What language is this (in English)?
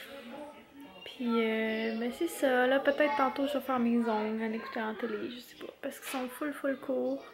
French